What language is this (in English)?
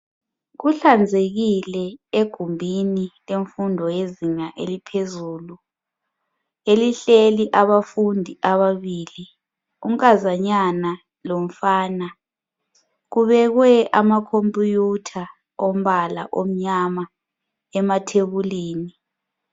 North Ndebele